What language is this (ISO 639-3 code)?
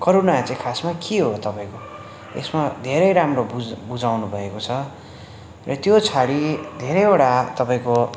nep